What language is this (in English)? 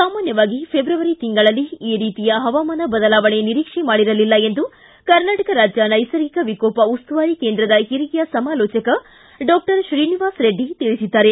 Kannada